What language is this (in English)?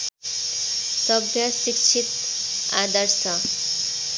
Nepali